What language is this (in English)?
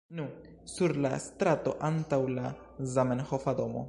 Esperanto